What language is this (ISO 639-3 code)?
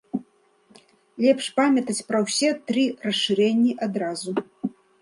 bel